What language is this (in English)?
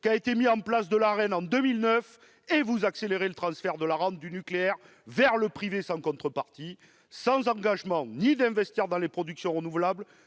French